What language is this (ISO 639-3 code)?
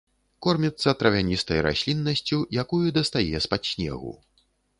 bel